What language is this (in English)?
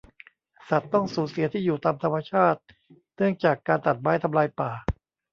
Thai